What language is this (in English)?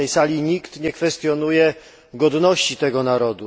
Polish